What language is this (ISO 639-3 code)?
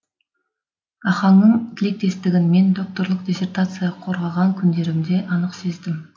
kaz